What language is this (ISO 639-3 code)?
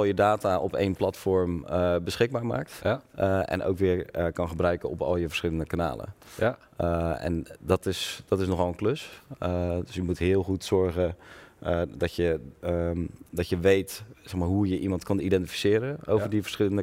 nld